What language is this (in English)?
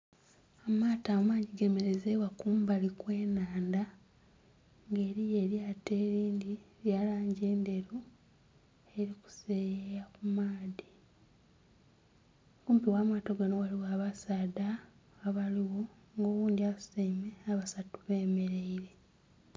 Soga